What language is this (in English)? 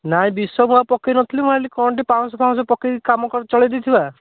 Odia